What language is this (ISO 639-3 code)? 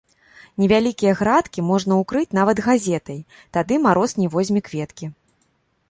bel